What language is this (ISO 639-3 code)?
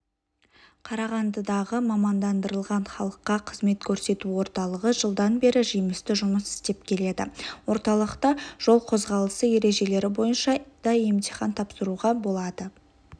kaz